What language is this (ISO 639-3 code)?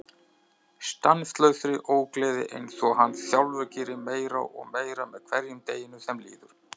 isl